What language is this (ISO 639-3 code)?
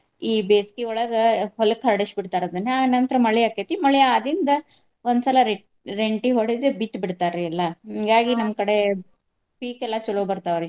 kan